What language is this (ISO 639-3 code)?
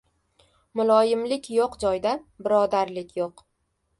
uzb